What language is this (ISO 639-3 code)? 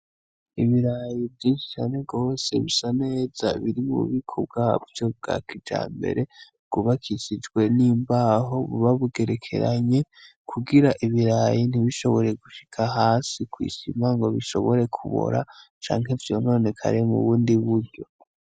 run